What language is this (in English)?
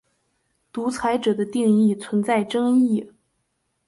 Chinese